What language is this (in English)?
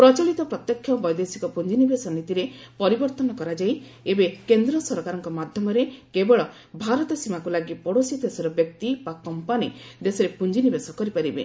Odia